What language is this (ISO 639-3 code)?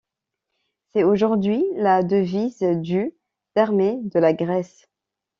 fra